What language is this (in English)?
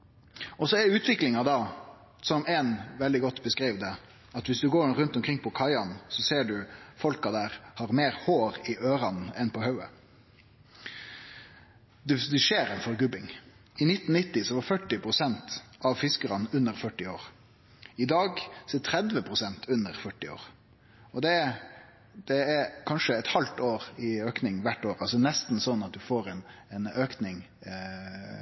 Norwegian Nynorsk